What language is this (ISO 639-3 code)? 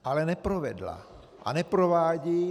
ces